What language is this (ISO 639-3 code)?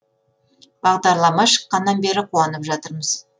kaz